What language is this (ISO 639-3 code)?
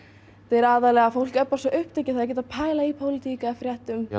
isl